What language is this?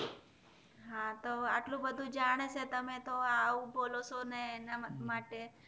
Gujarati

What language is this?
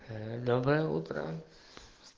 Russian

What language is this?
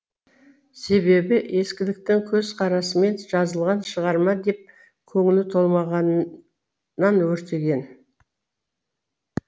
Kazakh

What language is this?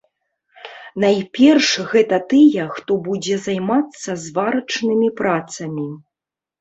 Belarusian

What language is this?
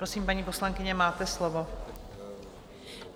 Czech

